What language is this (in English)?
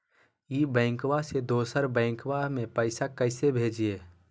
Magahi